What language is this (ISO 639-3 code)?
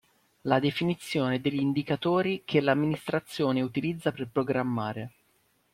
ita